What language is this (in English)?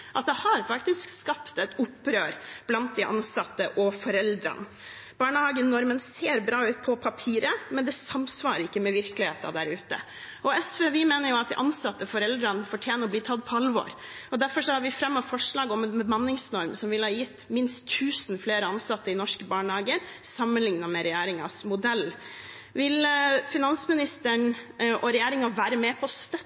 Norwegian Bokmål